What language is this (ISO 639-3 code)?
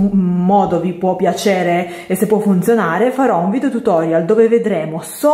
ita